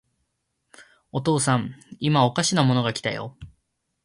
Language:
Japanese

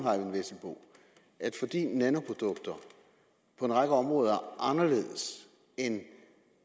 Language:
Danish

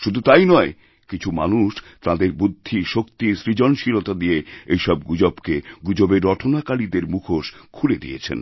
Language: Bangla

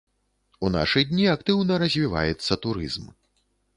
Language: Belarusian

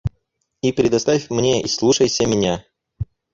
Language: Russian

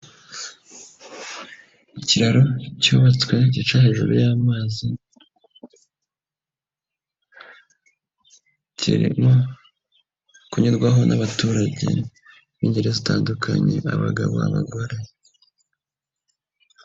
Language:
Kinyarwanda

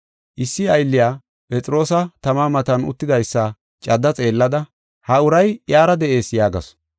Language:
Gofa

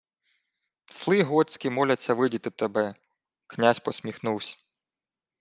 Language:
Ukrainian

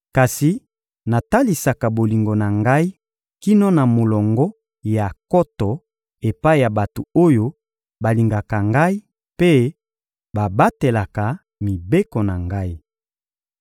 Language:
Lingala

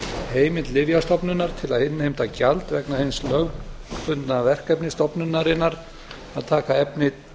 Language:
Icelandic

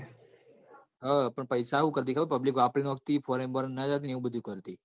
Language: Gujarati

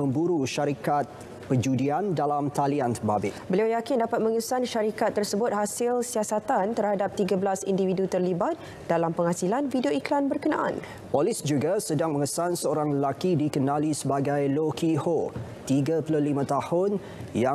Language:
Malay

